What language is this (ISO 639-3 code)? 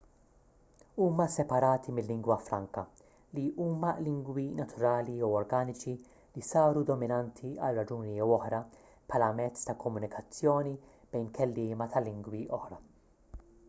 mlt